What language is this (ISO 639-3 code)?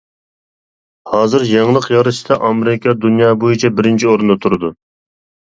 uig